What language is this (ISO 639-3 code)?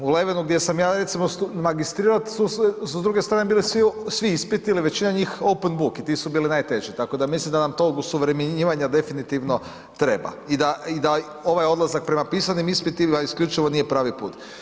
hrv